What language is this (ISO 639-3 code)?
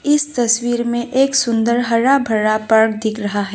hin